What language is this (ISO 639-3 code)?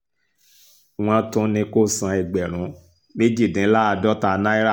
yor